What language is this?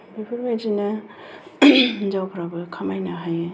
Bodo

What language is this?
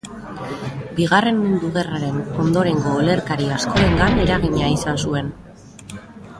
Basque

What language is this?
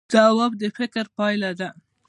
Pashto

